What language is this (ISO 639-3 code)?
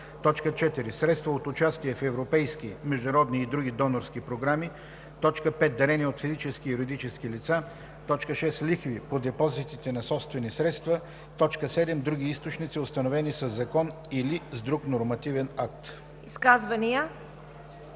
bul